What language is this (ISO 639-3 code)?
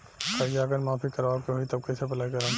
bho